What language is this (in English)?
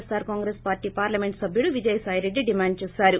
Telugu